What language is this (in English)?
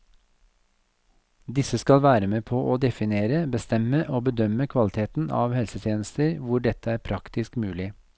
Norwegian